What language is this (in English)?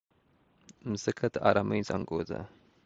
Pashto